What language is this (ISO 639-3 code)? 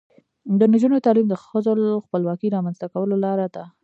pus